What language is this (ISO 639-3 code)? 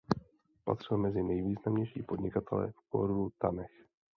ces